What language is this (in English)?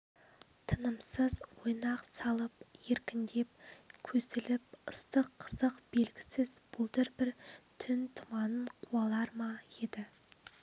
Kazakh